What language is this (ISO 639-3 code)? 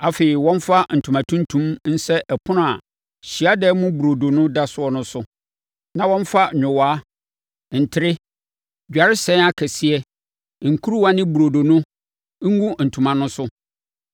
aka